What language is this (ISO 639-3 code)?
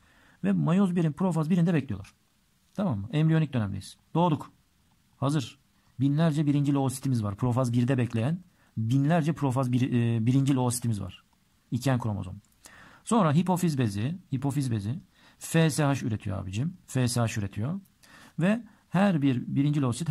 tur